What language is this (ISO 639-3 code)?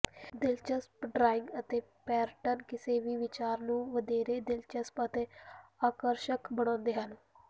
pan